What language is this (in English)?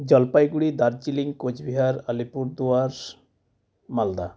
Santali